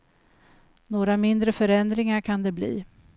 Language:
Swedish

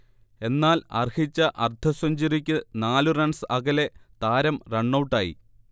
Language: Malayalam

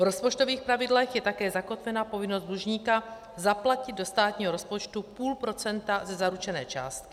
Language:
Czech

